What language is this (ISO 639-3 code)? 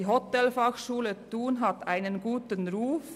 gsw